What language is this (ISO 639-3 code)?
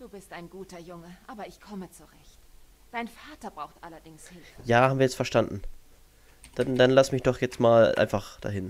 deu